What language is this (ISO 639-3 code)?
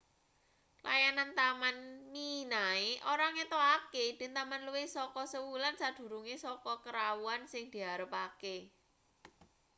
jav